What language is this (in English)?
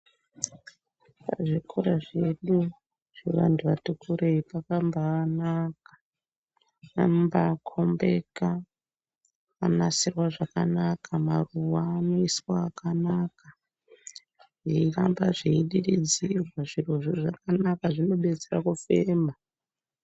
Ndau